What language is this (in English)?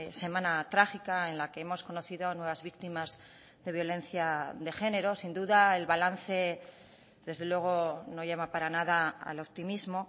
Spanish